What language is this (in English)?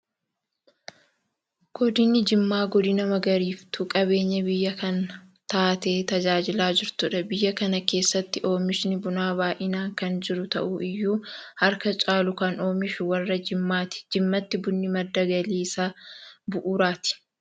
Oromo